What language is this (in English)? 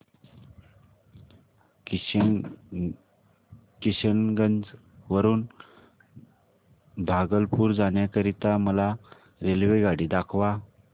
Marathi